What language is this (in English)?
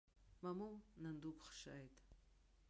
Abkhazian